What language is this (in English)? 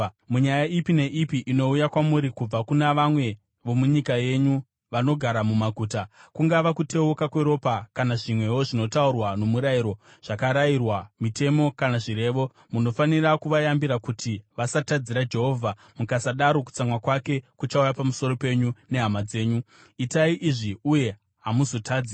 Shona